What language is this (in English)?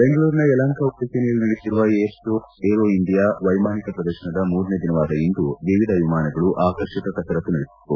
Kannada